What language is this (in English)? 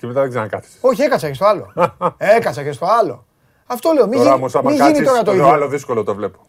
Greek